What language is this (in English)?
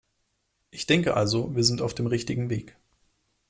German